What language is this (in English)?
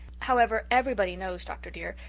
English